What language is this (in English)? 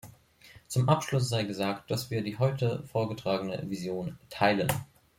German